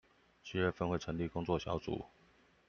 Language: Chinese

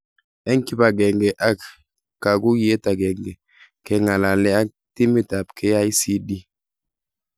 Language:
Kalenjin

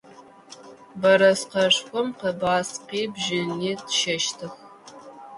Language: Adyghe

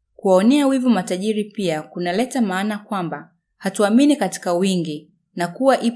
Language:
Swahili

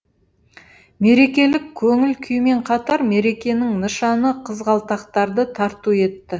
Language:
Kazakh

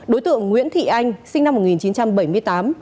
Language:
Vietnamese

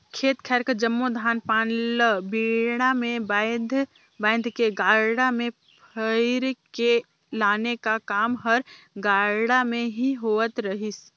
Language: Chhattisgarhi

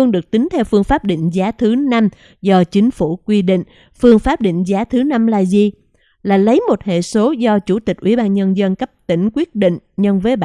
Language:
Vietnamese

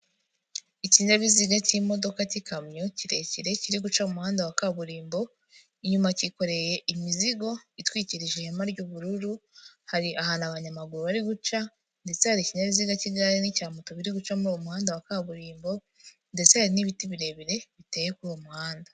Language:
Kinyarwanda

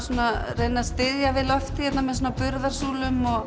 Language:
Icelandic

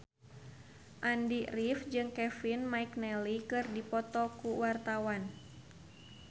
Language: Sundanese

